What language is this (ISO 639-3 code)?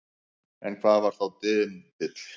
isl